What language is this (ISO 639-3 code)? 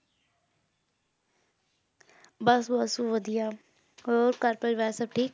pan